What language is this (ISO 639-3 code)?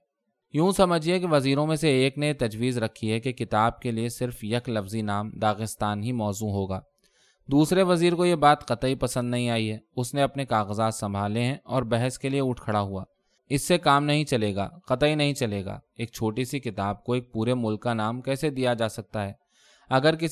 urd